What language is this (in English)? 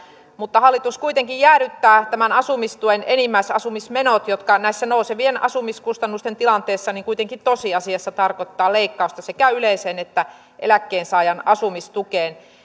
Finnish